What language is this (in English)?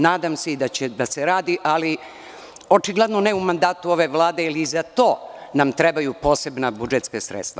Serbian